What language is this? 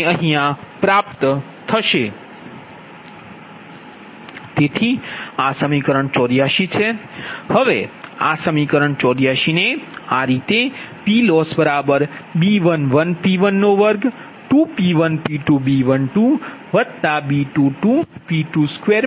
Gujarati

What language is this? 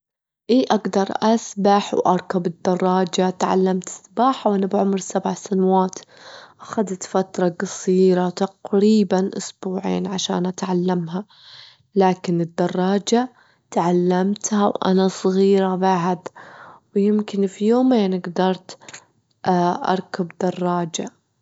Gulf Arabic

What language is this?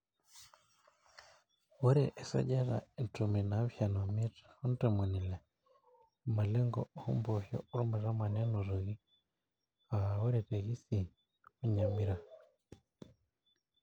Masai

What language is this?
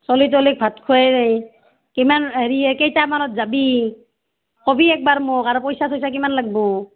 Assamese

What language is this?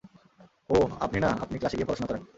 Bangla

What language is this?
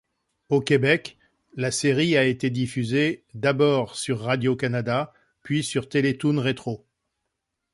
French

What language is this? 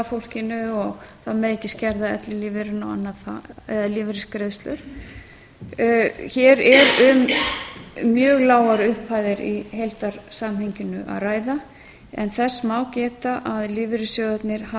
Icelandic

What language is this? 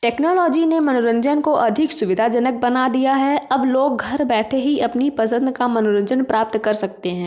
Hindi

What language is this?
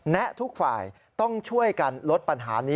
Thai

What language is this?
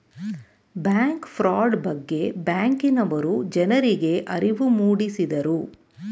Kannada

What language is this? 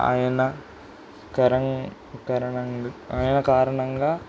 Telugu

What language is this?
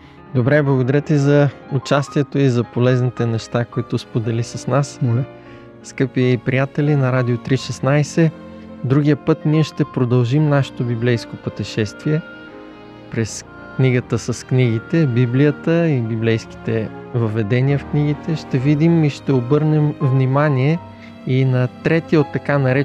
Bulgarian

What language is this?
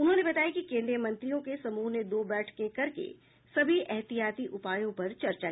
Hindi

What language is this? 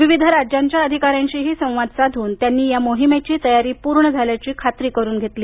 Marathi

